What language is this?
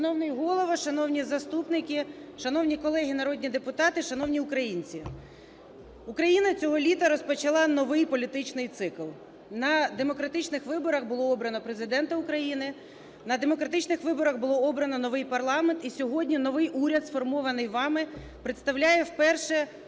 Ukrainian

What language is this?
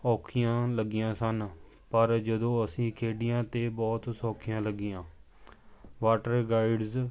Punjabi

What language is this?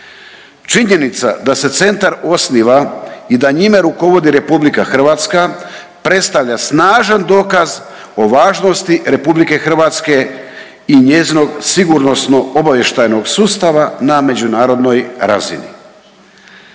Croatian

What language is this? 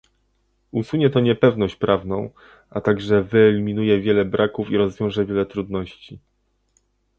Polish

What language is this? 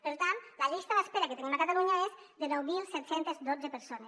Catalan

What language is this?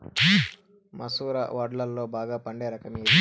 Telugu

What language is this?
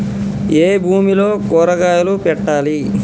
Telugu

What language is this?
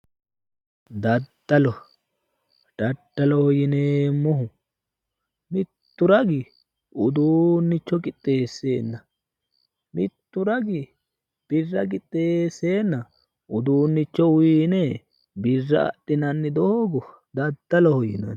Sidamo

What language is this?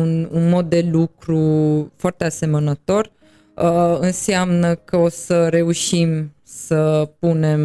Romanian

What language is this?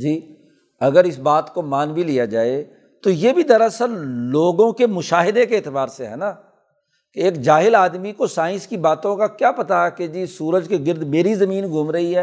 Urdu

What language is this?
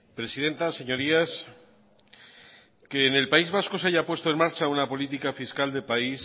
Spanish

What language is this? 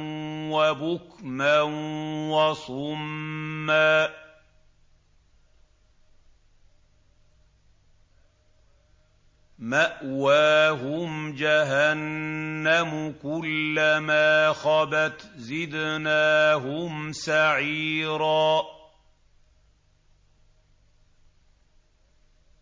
Arabic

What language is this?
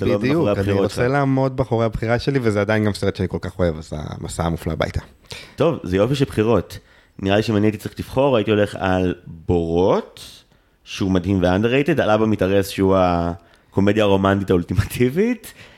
Hebrew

